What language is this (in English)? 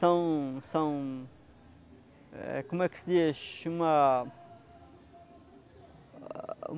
Portuguese